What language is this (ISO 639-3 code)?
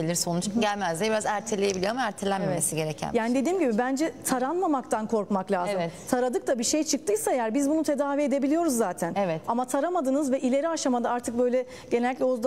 tur